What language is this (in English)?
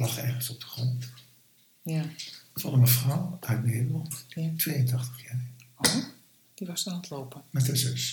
Dutch